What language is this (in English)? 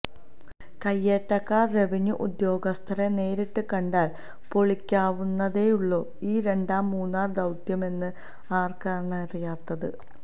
Malayalam